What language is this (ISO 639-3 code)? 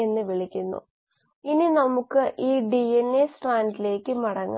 mal